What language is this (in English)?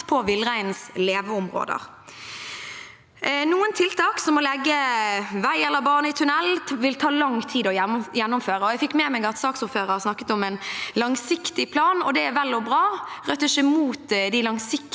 Norwegian